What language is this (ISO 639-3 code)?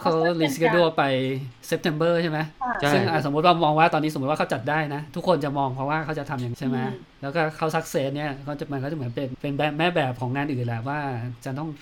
tha